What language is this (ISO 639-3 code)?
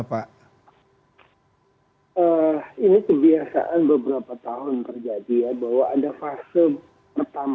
ind